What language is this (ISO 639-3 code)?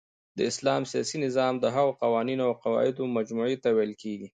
pus